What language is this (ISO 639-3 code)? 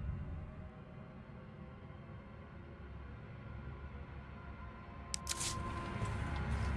ind